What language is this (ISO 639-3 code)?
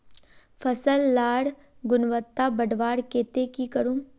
mag